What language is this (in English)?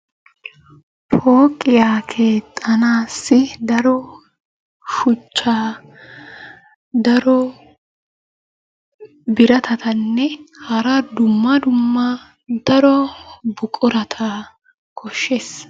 Wolaytta